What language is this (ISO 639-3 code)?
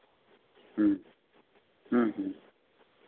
sat